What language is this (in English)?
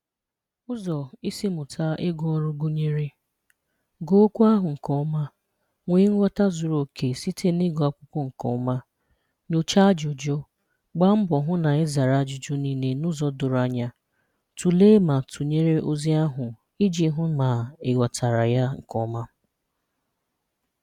Igbo